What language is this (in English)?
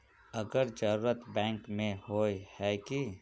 Magahi